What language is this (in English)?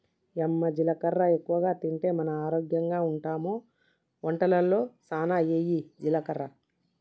Telugu